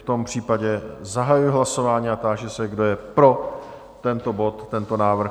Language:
Czech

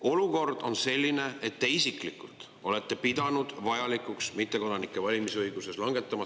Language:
Estonian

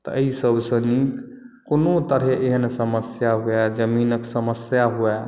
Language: Maithili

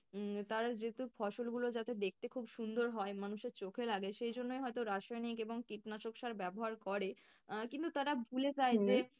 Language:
Bangla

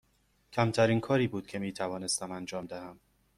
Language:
Persian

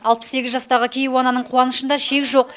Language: Kazakh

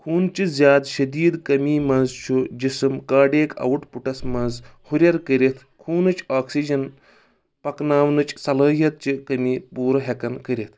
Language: Kashmiri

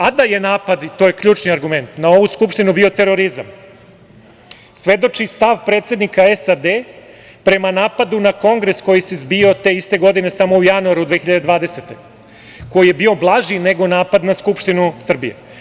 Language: Serbian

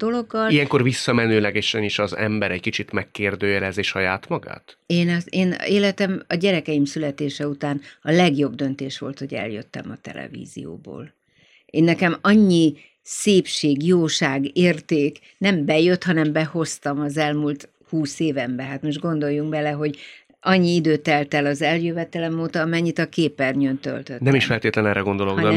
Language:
Hungarian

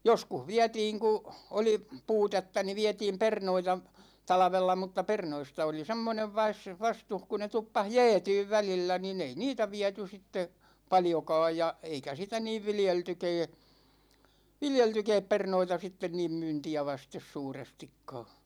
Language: Finnish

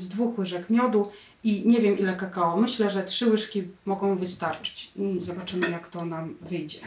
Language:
Polish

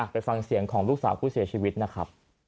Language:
Thai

